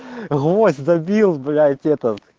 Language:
Russian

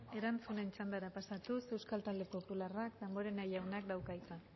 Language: Basque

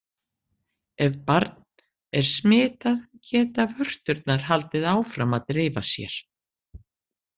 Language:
Icelandic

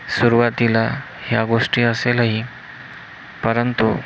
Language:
Marathi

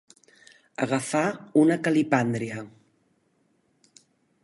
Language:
Catalan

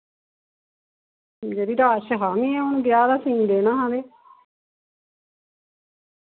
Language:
Dogri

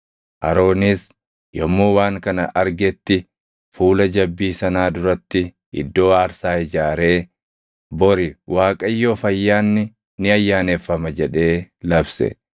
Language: Oromo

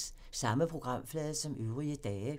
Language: Danish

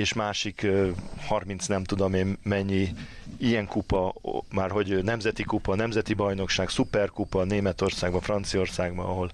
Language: Hungarian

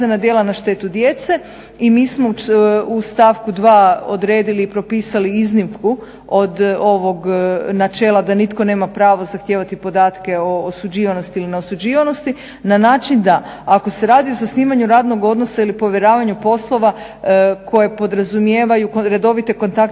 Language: Croatian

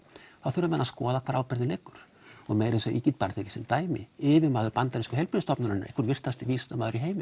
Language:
Icelandic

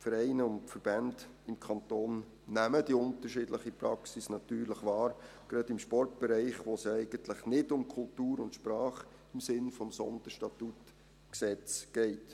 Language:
Swiss German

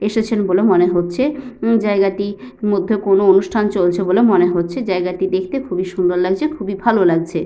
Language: Bangla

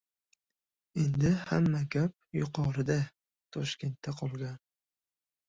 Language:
Uzbek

